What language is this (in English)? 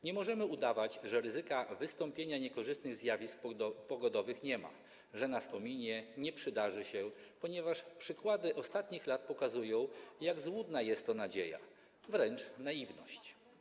Polish